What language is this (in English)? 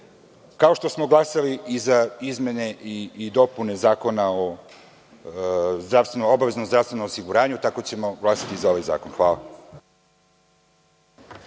Serbian